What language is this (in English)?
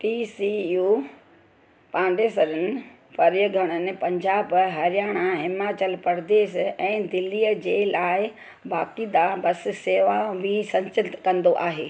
Sindhi